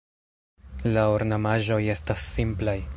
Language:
Esperanto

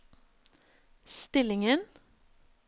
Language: Norwegian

